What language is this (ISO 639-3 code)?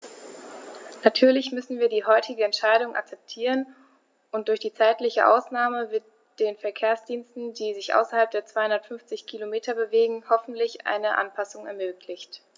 deu